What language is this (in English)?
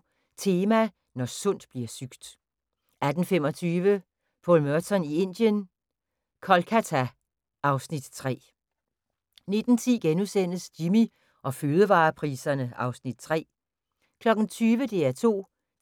Danish